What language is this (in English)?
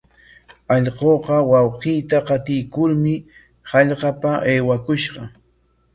Corongo Ancash Quechua